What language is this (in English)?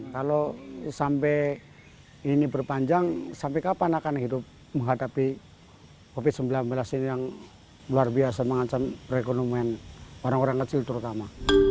Indonesian